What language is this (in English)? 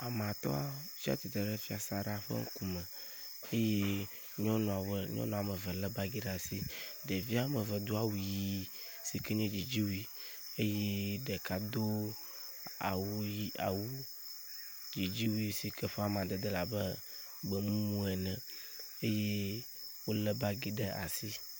Ewe